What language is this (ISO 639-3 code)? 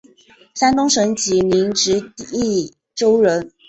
zho